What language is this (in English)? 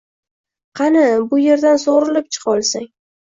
Uzbek